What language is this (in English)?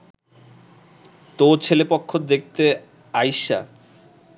Bangla